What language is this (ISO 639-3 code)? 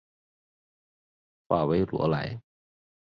zho